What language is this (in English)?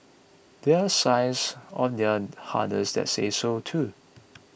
English